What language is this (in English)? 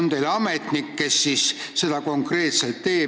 Estonian